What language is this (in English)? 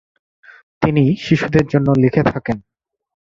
Bangla